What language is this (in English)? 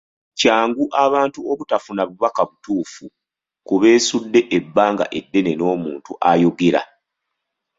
Ganda